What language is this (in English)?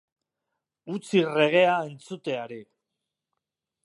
Basque